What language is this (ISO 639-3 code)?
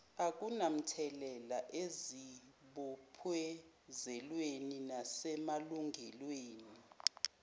zul